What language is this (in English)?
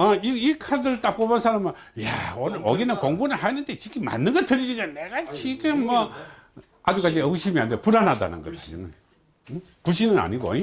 Korean